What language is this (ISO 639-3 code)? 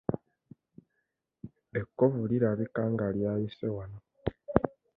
lug